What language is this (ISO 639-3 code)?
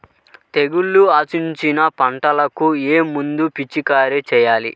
tel